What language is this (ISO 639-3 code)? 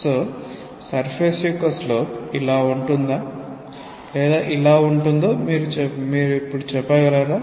tel